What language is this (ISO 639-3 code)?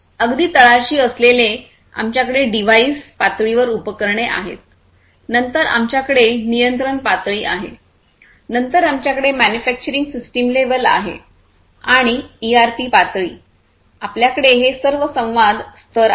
mar